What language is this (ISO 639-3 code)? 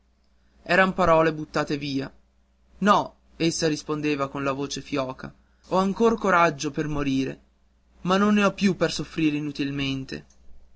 ita